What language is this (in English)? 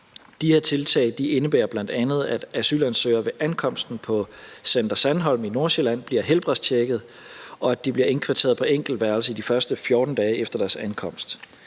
Danish